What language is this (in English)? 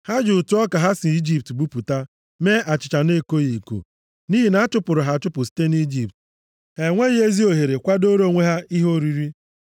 Igbo